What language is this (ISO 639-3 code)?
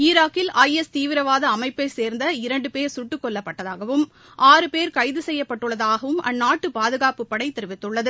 tam